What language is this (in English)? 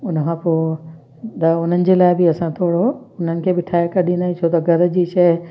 Sindhi